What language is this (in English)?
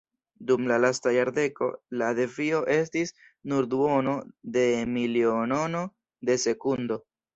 Esperanto